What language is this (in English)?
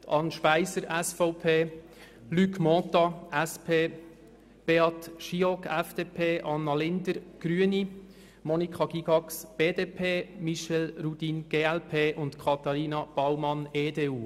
Swiss German